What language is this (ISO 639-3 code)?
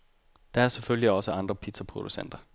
dan